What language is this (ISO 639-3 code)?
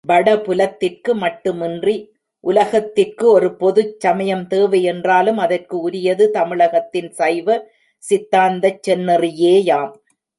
tam